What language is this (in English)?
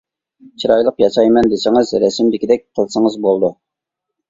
Uyghur